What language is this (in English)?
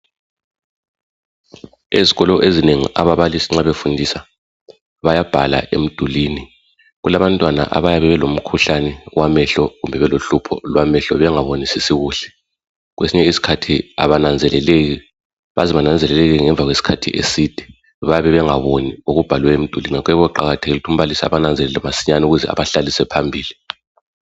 North Ndebele